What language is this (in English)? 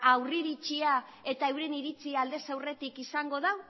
Basque